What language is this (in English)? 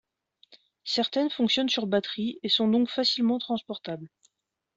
French